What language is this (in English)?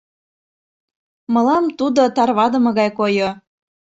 Mari